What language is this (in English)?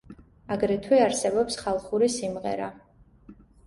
Georgian